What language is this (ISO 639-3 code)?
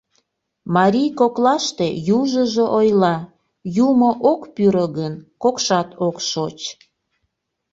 chm